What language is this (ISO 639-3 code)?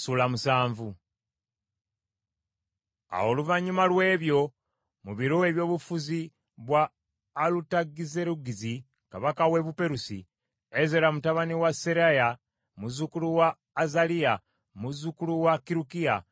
lug